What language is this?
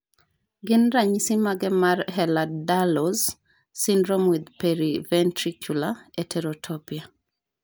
Luo (Kenya and Tanzania)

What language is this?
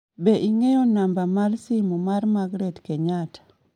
Luo (Kenya and Tanzania)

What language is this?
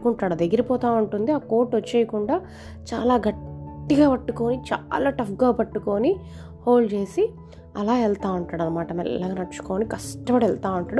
Telugu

